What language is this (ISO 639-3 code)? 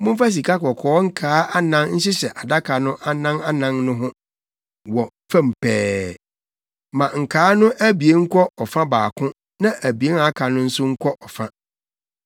aka